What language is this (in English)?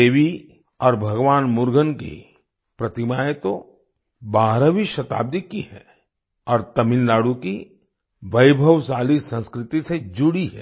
Hindi